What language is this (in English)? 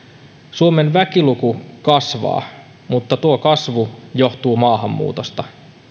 Finnish